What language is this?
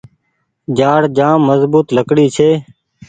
Goaria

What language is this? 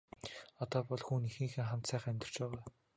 Mongolian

